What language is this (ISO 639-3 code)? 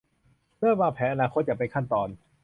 tha